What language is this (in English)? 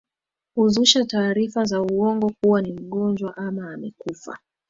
Swahili